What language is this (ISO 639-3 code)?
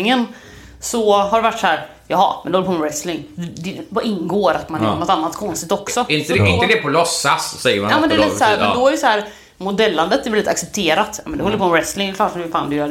swe